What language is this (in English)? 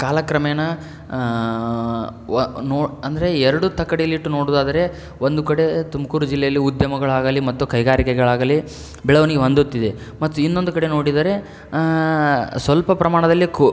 Kannada